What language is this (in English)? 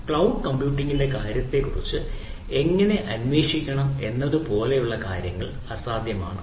Malayalam